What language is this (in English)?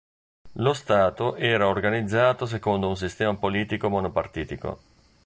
Italian